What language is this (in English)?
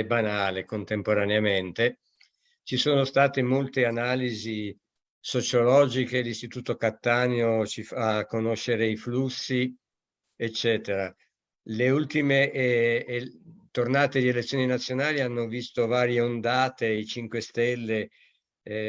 Italian